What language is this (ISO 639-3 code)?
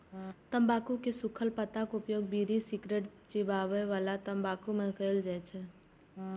mai